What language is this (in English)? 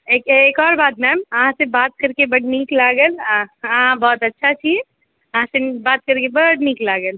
Maithili